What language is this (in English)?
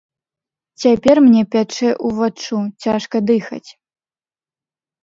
Belarusian